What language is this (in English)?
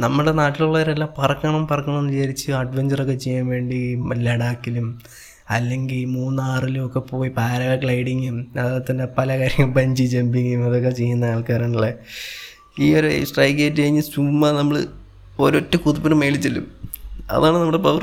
Malayalam